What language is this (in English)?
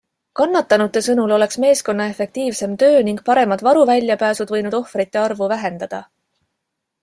Estonian